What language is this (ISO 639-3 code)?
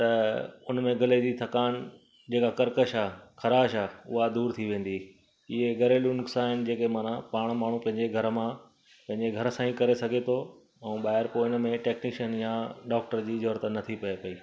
snd